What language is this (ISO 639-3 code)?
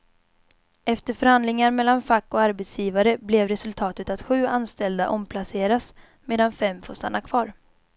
swe